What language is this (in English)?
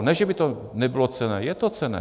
Czech